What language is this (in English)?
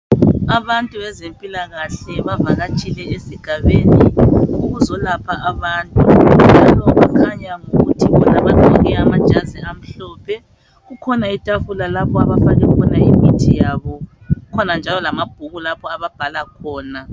North Ndebele